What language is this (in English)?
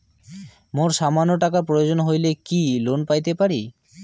Bangla